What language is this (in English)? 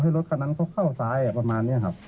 Thai